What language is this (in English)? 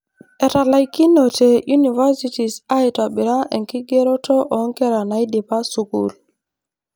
Masai